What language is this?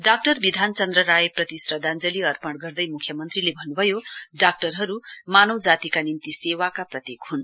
Nepali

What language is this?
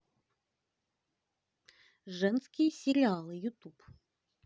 Russian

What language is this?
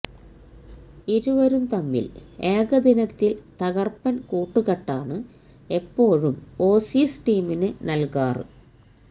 Malayalam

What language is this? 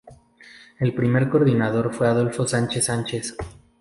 Spanish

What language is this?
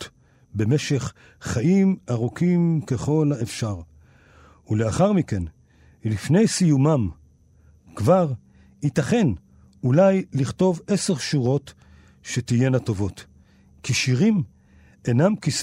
Hebrew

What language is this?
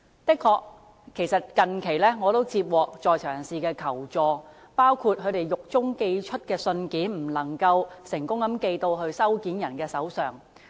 Cantonese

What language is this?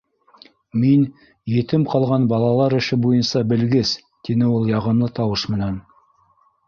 Bashkir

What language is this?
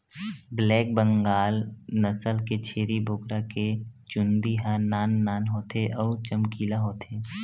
Chhattisgarhi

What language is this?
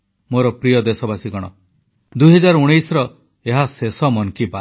Odia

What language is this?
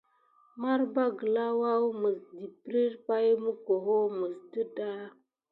Gidar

